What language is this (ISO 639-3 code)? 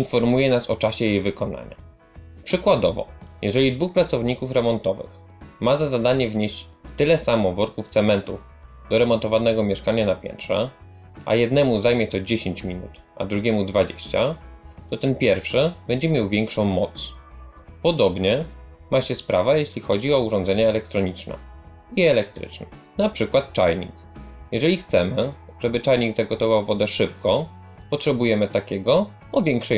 pol